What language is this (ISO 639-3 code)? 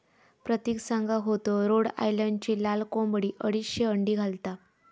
mar